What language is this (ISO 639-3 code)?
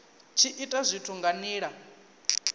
ven